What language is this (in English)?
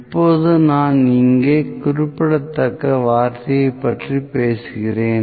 Tamil